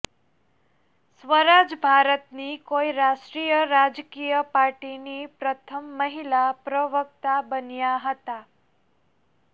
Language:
Gujarati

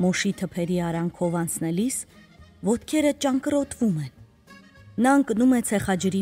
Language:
Romanian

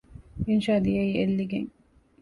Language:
Divehi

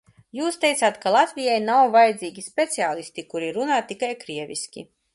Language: Latvian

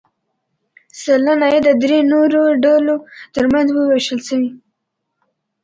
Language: Pashto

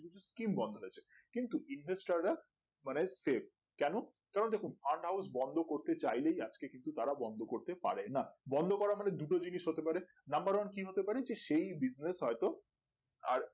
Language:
Bangla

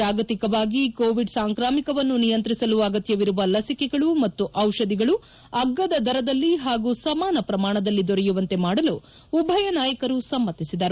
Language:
Kannada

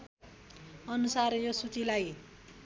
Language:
Nepali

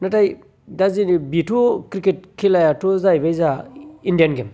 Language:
Bodo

